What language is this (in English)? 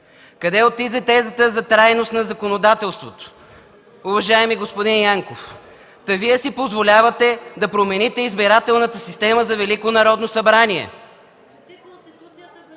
Bulgarian